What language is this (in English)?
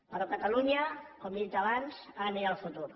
Catalan